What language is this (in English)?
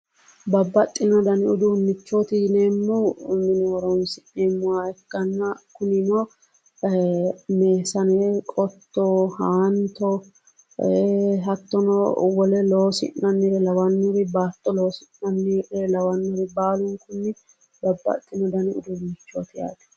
Sidamo